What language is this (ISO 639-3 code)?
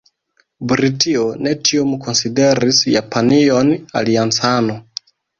epo